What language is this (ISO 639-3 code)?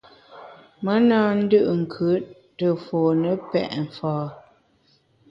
bax